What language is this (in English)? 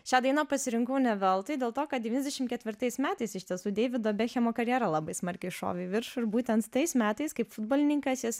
Lithuanian